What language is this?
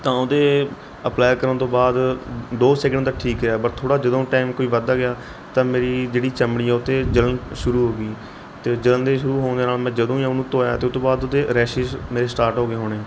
Punjabi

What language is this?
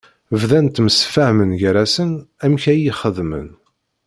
Kabyle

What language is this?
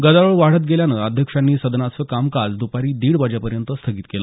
Marathi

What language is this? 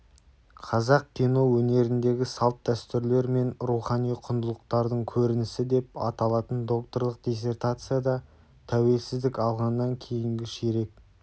Kazakh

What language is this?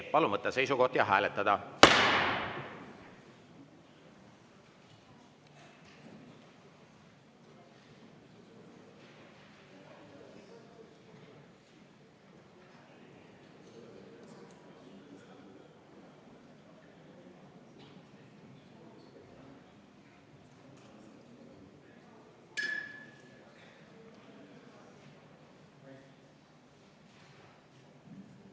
Estonian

